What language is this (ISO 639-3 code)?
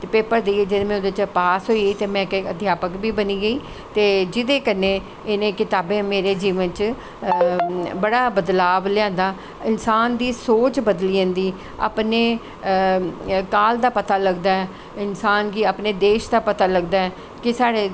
doi